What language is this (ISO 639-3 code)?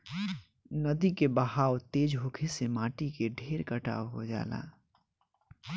bho